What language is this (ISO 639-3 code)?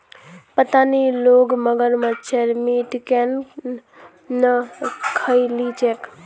mag